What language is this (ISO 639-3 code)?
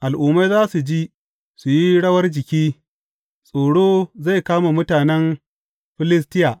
hau